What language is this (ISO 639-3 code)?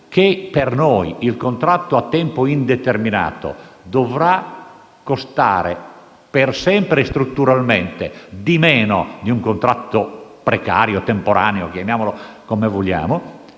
ita